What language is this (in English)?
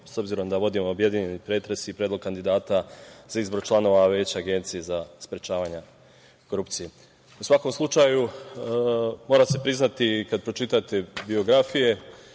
Serbian